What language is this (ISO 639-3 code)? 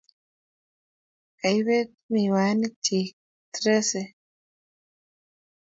kln